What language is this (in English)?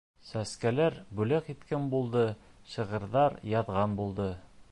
Bashkir